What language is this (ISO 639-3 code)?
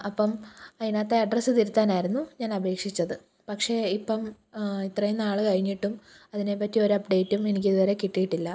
mal